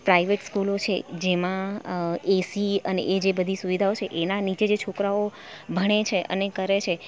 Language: Gujarati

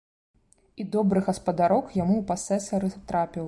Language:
Belarusian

